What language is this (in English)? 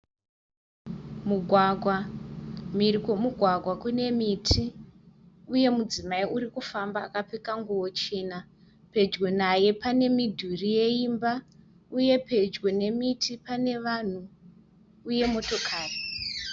Shona